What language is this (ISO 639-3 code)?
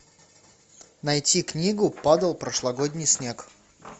rus